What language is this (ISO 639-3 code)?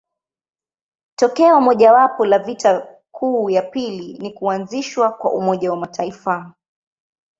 swa